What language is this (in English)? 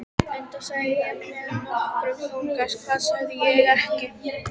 Icelandic